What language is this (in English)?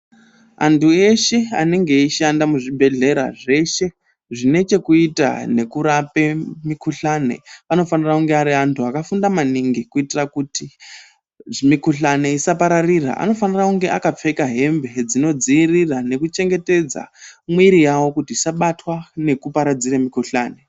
Ndau